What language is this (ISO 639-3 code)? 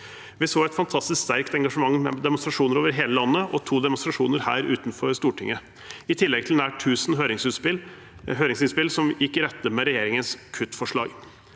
nor